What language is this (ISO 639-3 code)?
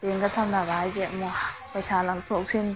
mni